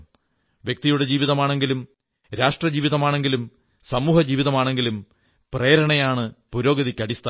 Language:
Malayalam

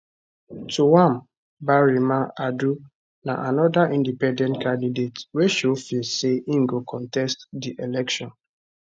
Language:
Nigerian Pidgin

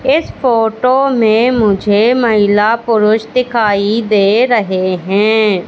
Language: Hindi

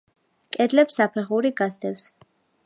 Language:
Georgian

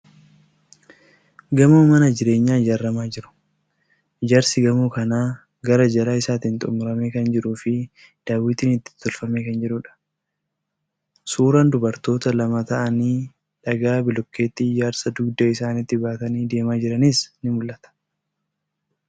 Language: Oromo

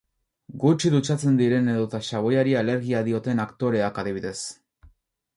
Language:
Basque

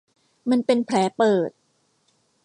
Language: Thai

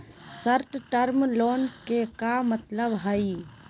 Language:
Magahi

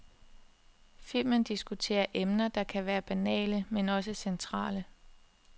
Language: Danish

